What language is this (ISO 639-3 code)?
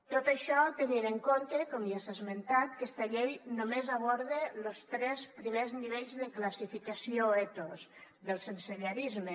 cat